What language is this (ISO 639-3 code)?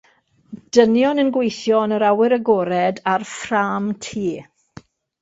cym